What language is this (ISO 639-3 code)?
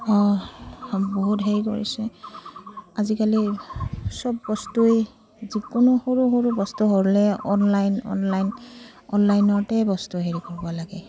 asm